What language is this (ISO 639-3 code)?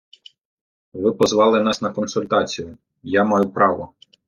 ukr